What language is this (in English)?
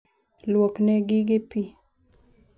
Luo (Kenya and Tanzania)